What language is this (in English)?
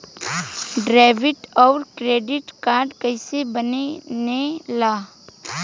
Bhojpuri